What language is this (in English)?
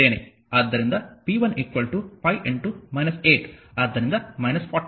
Kannada